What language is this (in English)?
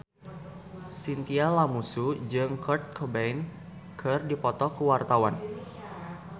Sundanese